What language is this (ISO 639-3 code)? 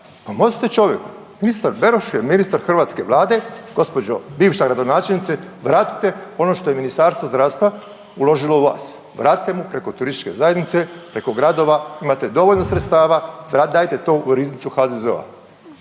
hrv